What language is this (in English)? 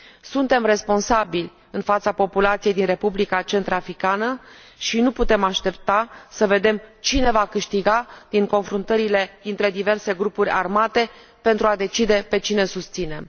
Romanian